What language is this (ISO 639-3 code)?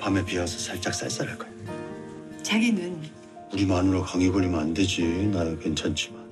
kor